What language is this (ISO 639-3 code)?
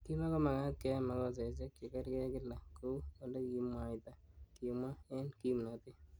kln